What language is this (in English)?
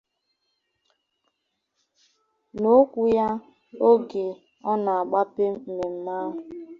Igbo